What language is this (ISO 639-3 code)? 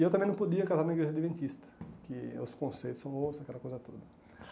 por